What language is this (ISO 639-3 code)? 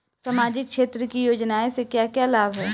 bho